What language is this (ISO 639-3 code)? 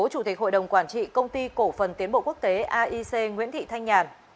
vie